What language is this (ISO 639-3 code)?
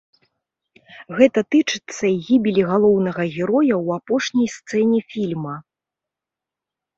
bel